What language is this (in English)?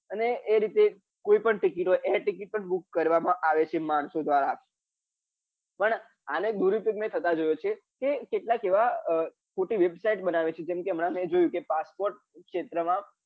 Gujarati